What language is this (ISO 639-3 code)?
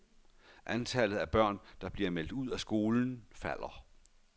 dan